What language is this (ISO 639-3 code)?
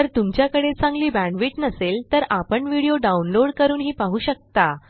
mar